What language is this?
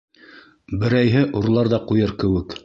Bashkir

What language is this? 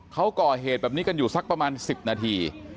Thai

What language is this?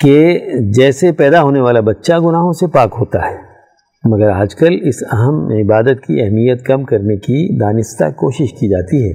Urdu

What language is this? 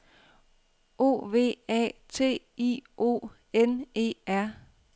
Danish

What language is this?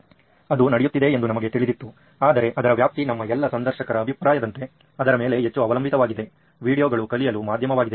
Kannada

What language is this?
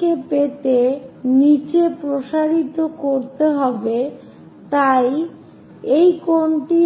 Bangla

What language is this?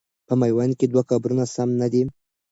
Pashto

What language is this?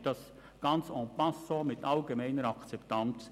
Swiss German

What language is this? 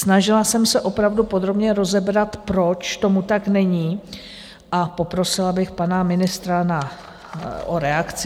Czech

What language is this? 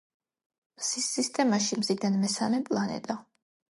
Georgian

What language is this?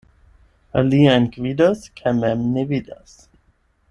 Esperanto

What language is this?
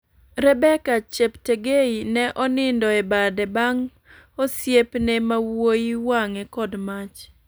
Luo (Kenya and Tanzania)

